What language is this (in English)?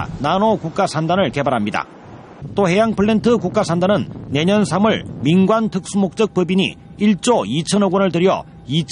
Korean